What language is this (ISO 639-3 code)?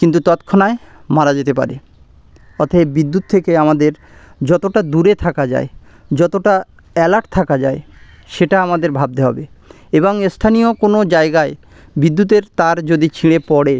ben